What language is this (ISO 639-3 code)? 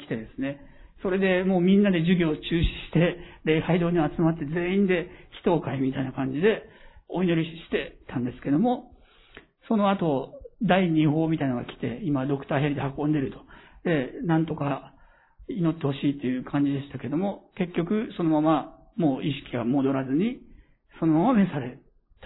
jpn